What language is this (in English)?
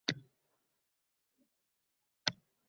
Uzbek